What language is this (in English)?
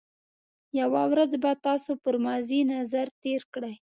Pashto